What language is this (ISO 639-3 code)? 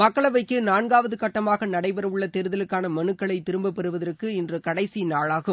tam